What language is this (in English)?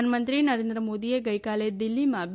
Gujarati